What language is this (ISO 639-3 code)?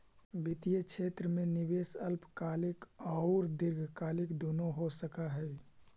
mag